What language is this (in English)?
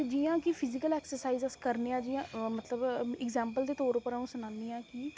Dogri